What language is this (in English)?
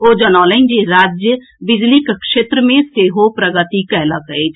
Maithili